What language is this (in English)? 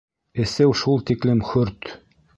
Bashkir